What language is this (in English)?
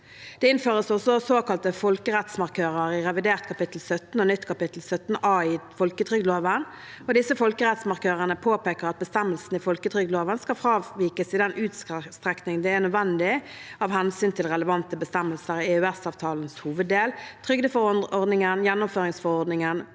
Norwegian